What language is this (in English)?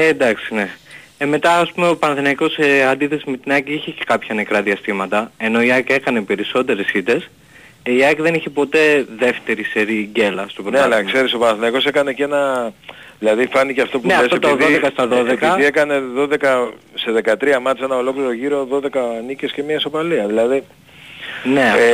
Greek